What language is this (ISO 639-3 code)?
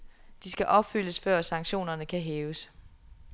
dan